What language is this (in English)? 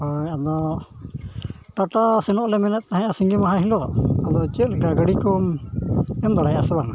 Santali